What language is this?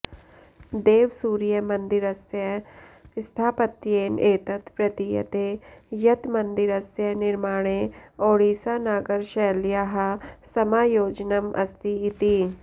Sanskrit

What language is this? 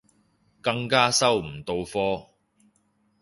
Cantonese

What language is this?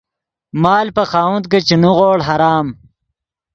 Yidgha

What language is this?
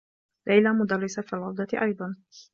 Arabic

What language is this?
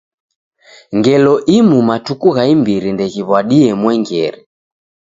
Taita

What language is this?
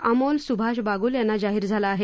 Marathi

